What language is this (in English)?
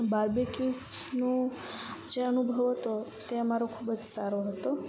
Gujarati